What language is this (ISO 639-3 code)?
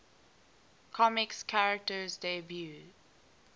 eng